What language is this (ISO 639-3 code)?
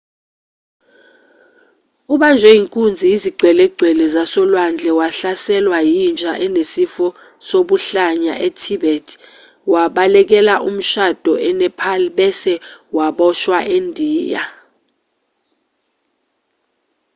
zul